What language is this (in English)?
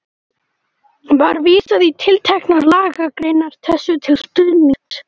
Icelandic